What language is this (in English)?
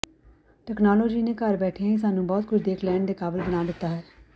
Punjabi